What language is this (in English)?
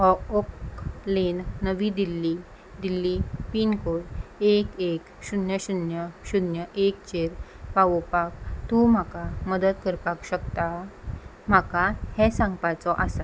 Konkani